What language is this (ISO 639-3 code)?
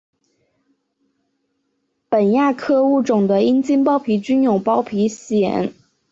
zho